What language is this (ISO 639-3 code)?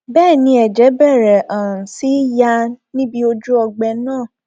yor